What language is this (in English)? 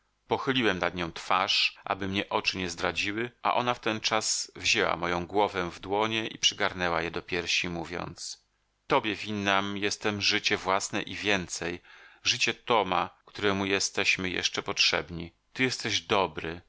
Polish